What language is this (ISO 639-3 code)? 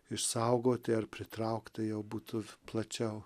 lit